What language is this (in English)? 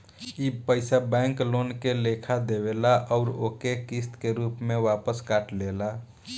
Bhojpuri